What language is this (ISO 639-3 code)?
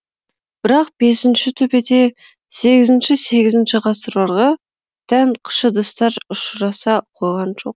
kaz